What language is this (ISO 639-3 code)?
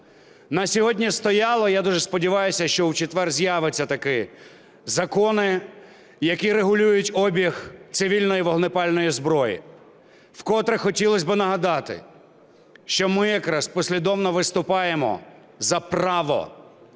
ukr